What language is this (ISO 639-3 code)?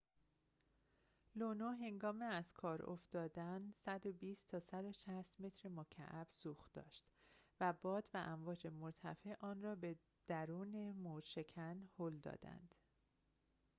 fas